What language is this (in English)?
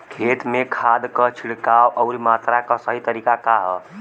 Bhojpuri